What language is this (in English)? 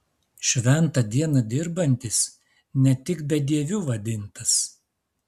Lithuanian